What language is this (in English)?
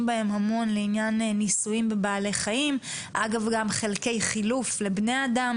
Hebrew